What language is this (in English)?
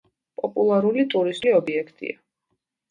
Georgian